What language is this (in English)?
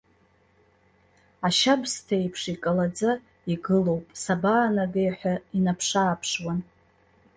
Abkhazian